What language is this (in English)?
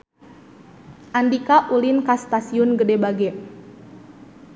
Sundanese